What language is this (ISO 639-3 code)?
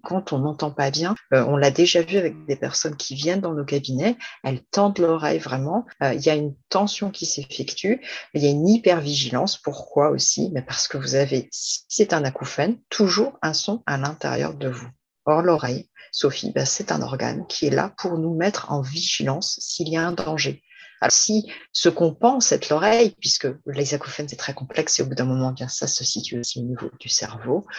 fra